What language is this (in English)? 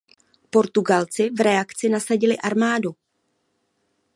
Czech